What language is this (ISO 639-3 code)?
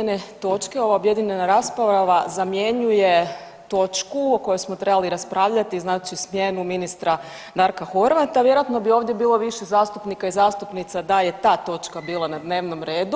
hrv